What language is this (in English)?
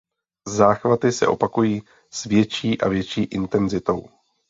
Czech